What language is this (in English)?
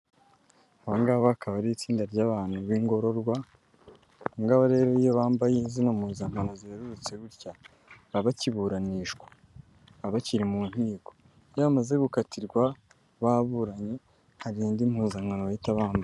Kinyarwanda